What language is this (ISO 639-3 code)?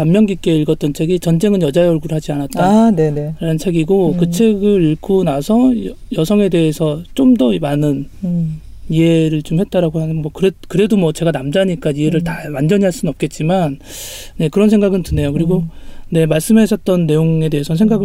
kor